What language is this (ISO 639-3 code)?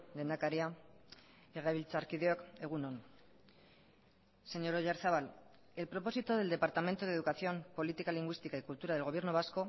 spa